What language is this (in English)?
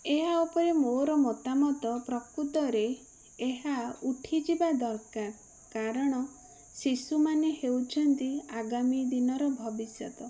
Odia